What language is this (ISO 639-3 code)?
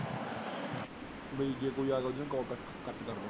pan